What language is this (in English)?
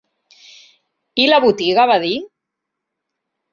Catalan